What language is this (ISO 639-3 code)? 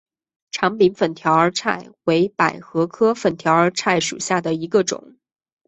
zho